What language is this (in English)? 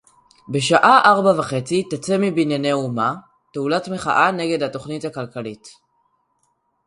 Hebrew